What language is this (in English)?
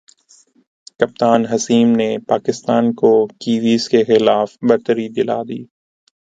Urdu